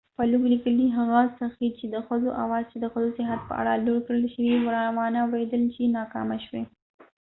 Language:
Pashto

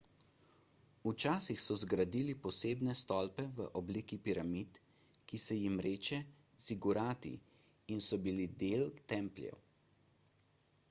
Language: Slovenian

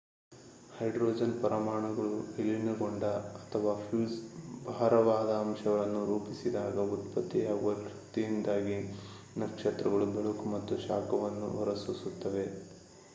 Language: Kannada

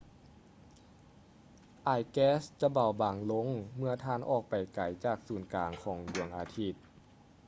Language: Lao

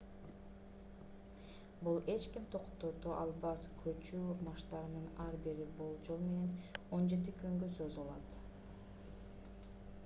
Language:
Kyrgyz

